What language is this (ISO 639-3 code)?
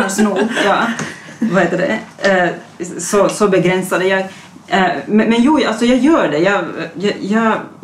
swe